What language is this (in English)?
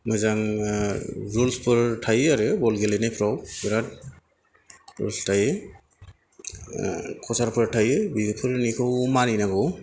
Bodo